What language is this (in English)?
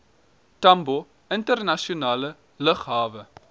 Afrikaans